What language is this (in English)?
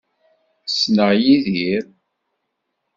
Kabyle